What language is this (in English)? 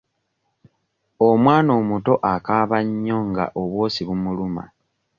Ganda